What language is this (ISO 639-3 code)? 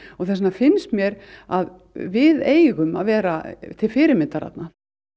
isl